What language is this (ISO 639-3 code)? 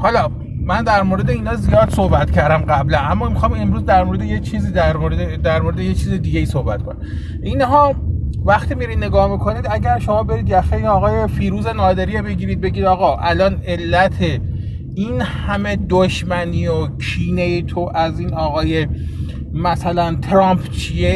fas